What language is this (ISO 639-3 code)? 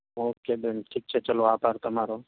guj